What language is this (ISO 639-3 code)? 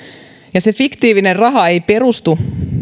fin